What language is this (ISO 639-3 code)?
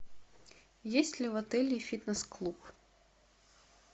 rus